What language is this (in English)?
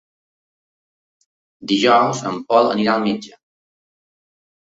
Catalan